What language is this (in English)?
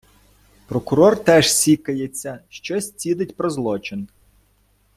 Ukrainian